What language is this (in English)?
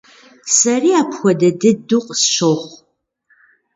Kabardian